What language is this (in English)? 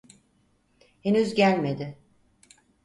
Turkish